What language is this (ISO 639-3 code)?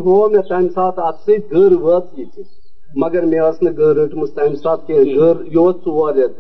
urd